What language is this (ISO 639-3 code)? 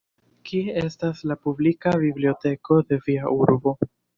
epo